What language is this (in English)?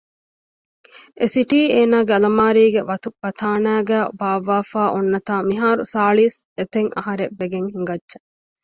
Divehi